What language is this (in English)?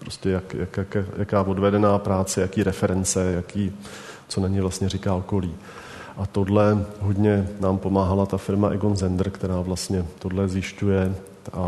Czech